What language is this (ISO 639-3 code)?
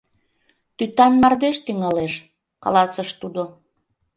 chm